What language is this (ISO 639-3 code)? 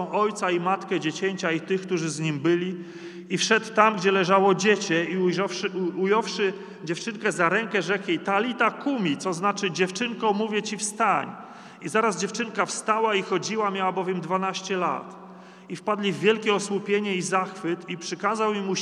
pol